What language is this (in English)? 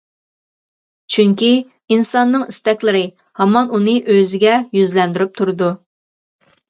Uyghur